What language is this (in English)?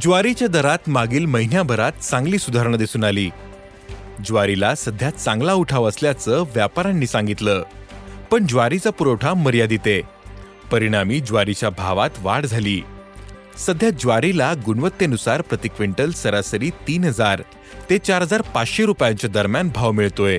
Marathi